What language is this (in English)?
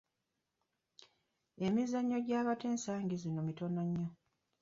Ganda